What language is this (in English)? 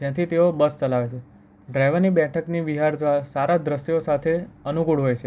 Gujarati